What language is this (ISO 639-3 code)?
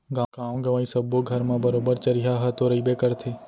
hne